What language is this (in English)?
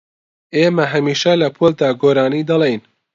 Central Kurdish